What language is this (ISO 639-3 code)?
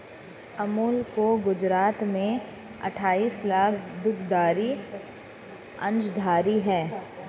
hin